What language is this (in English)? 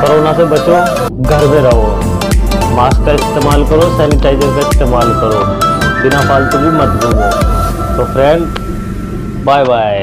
Hindi